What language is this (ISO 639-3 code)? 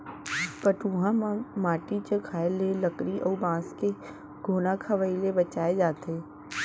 hne